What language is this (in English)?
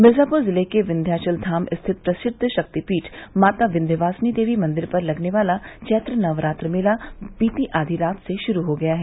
Hindi